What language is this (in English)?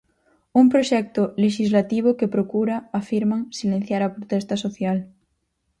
Galician